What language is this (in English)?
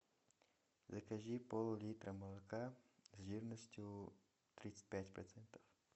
Russian